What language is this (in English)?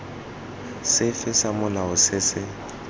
Tswana